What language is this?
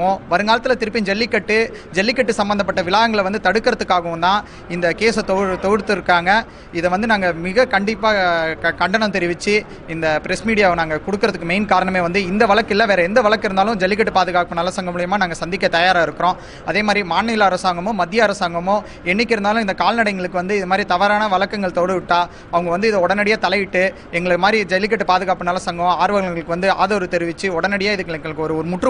Thai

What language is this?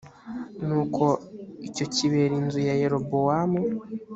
Kinyarwanda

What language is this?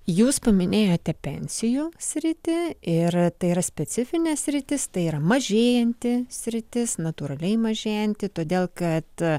Lithuanian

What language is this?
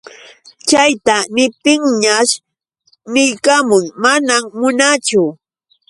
Yauyos Quechua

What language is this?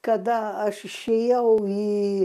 Lithuanian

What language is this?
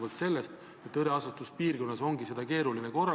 Estonian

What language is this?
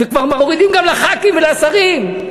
Hebrew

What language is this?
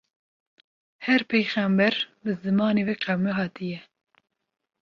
Kurdish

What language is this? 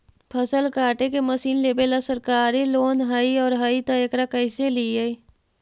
Magahi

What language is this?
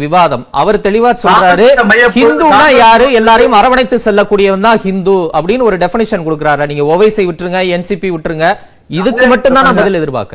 Tamil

